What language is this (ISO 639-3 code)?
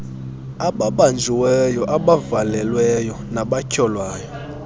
xho